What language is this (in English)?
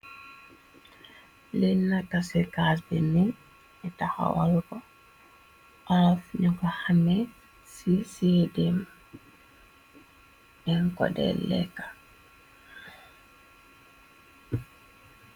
Wolof